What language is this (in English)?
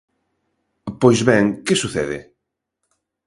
Galician